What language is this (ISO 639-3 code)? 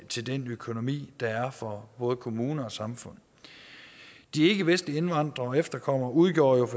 dan